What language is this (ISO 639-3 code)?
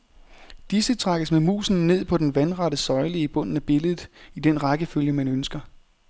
dan